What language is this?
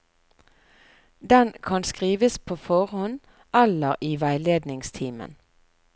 Norwegian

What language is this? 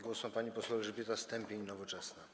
Polish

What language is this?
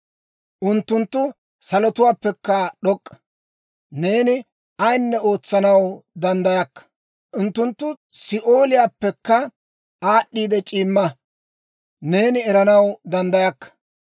Dawro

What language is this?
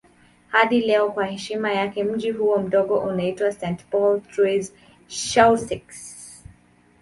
Swahili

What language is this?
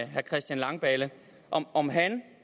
Danish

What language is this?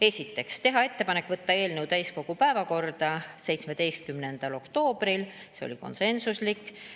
Estonian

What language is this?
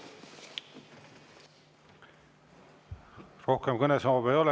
Estonian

